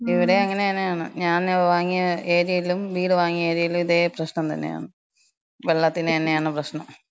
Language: Malayalam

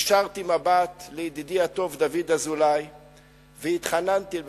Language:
Hebrew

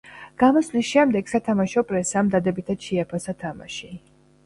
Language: Georgian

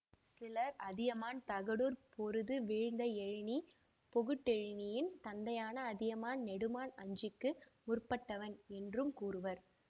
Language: Tamil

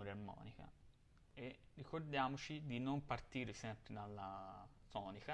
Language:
Italian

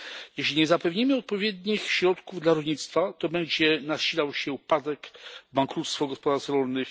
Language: Polish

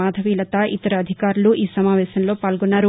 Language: Telugu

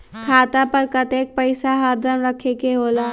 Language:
Magahi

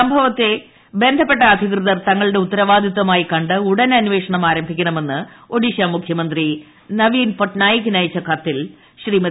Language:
Malayalam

